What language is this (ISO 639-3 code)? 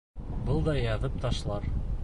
bak